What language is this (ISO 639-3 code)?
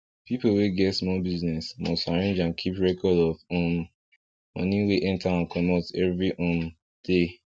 pcm